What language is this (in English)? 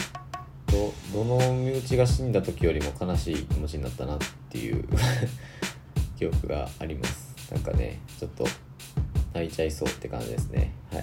Japanese